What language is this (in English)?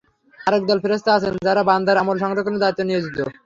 Bangla